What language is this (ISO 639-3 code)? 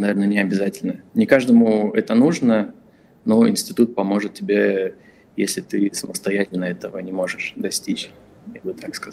rus